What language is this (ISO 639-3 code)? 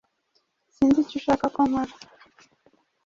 kin